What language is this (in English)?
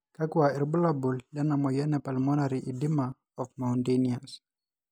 Masai